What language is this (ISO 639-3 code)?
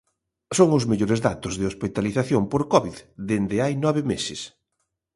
glg